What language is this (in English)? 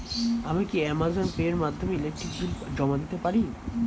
Bangla